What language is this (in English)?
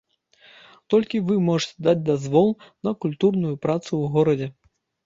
Belarusian